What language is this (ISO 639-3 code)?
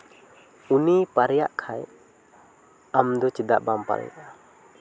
sat